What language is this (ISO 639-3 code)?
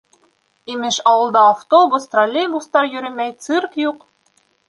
bak